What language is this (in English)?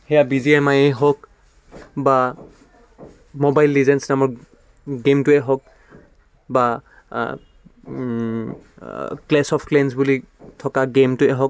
Assamese